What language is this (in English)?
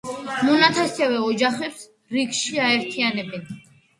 Georgian